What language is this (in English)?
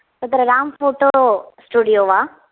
Sanskrit